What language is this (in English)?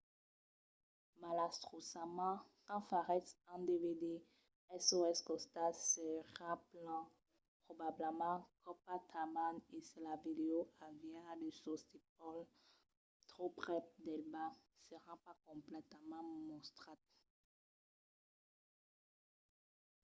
Occitan